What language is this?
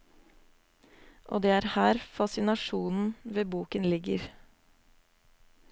Norwegian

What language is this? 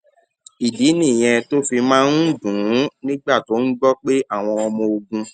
Yoruba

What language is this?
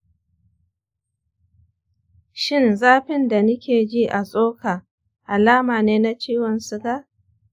Hausa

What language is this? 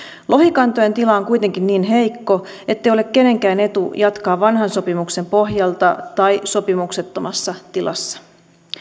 Finnish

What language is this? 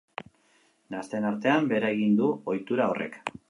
Basque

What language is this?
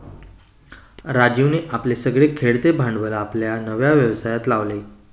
Marathi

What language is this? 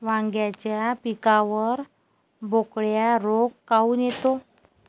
Marathi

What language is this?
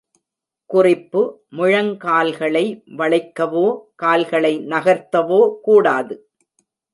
Tamil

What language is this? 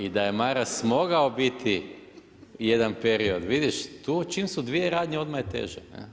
Croatian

